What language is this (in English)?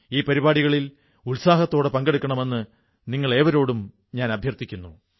Malayalam